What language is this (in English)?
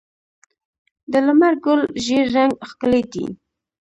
Pashto